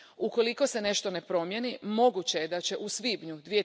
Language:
Croatian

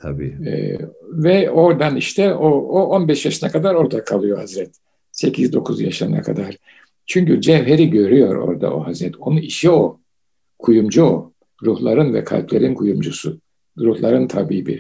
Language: Turkish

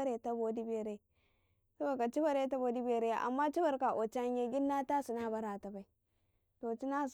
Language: Karekare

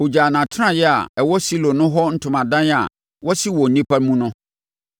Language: Akan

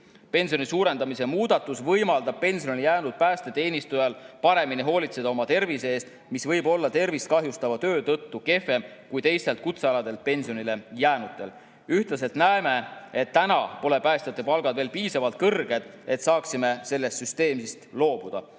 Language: Estonian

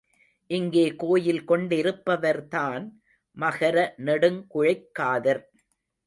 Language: Tamil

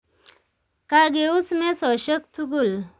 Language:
Kalenjin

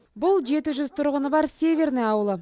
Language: Kazakh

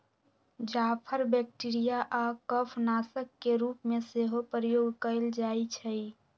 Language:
Magahi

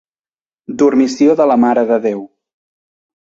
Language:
Catalan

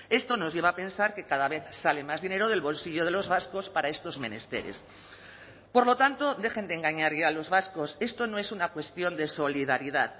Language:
Spanish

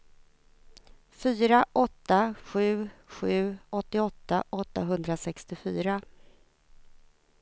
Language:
Swedish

